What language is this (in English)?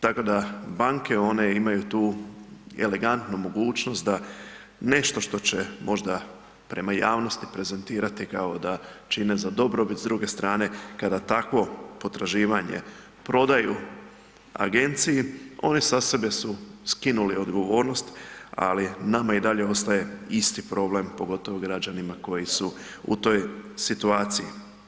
Croatian